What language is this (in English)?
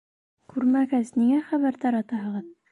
Bashkir